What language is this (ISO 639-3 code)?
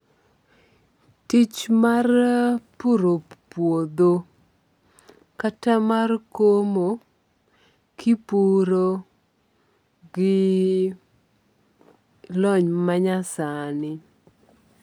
luo